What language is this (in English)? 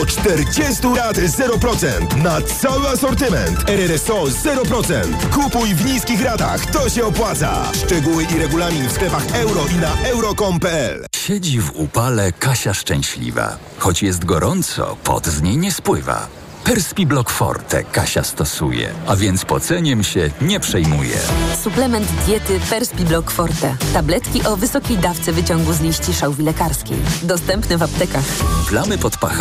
Polish